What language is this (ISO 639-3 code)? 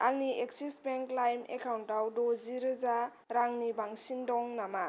brx